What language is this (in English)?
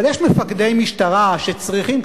Hebrew